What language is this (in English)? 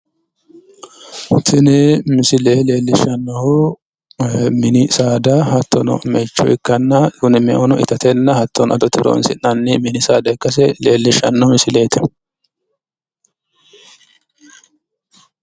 Sidamo